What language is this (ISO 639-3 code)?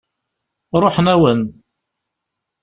kab